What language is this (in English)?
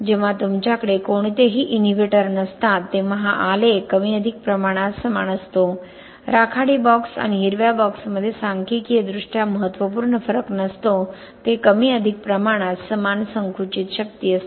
Marathi